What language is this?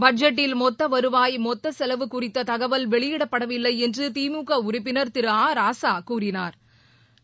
Tamil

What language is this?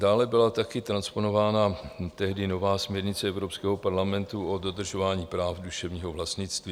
Czech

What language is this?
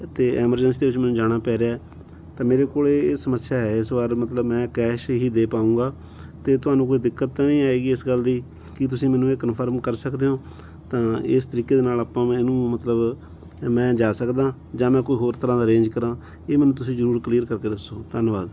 Punjabi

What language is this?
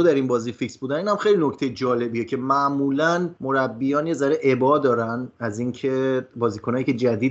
Persian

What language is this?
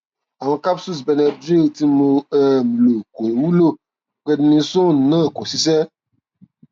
Yoruba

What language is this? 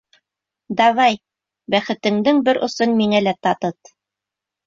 Bashkir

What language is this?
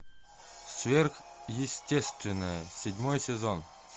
Russian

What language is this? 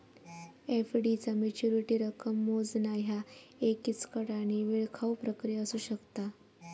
Marathi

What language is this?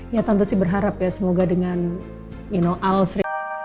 Indonesian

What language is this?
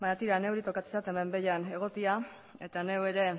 Basque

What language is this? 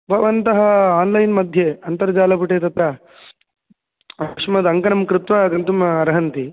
Sanskrit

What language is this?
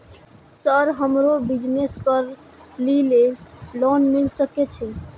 Maithili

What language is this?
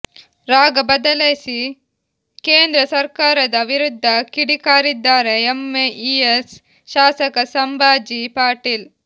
Kannada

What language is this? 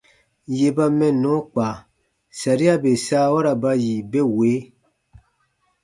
Baatonum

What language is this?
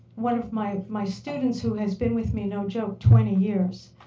English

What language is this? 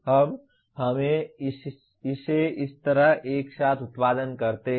Hindi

